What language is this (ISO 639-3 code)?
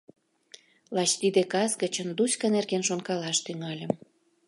chm